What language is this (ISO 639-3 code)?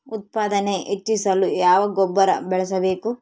kan